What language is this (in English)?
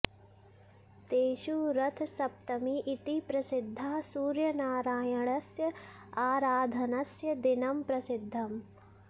Sanskrit